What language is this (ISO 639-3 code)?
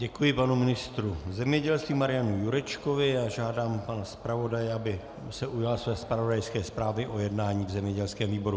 ces